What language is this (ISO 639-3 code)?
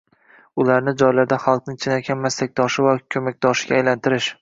uzb